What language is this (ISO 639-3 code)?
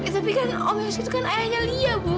ind